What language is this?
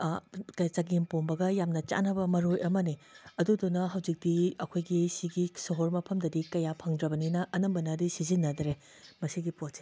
Manipuri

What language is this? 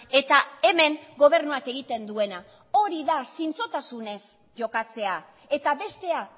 Basque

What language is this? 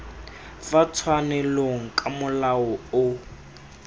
Tswana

